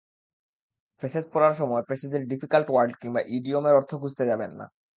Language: Bangla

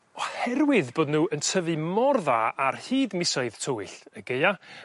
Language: Welsh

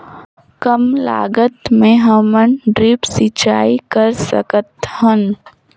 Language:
Chhattisgarhi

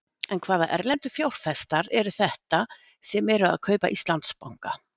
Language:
Icelandic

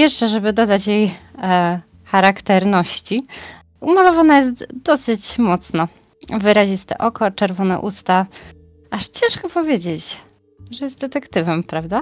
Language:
Polish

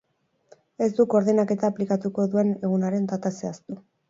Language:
Basque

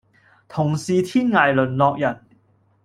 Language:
Cantonese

